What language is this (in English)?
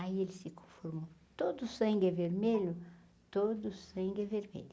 Portuguese